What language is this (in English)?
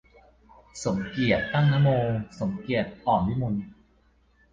Thai